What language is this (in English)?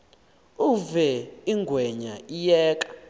Xhosa